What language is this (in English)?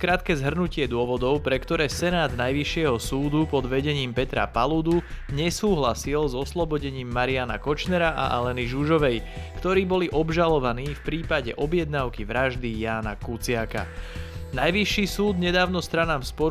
Slovak